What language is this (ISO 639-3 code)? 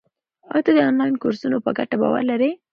pus